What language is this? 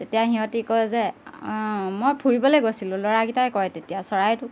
Assamese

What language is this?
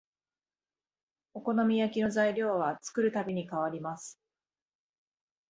Japanese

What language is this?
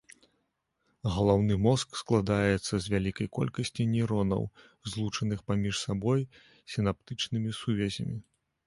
Belarusian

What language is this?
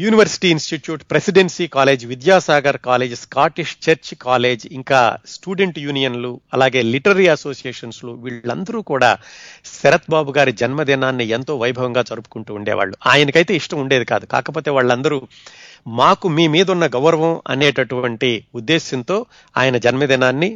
Telugu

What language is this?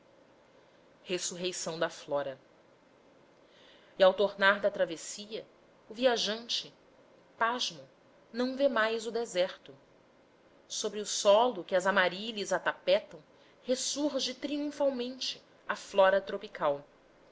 Portuguese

